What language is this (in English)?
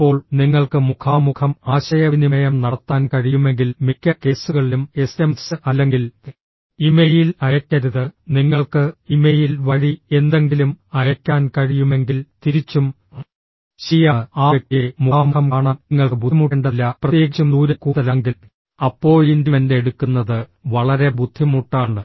Malayalam